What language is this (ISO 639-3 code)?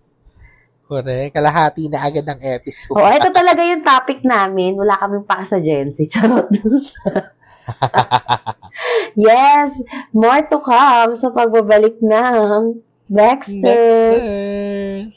fil